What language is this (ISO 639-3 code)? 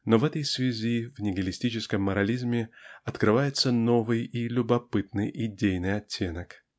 rus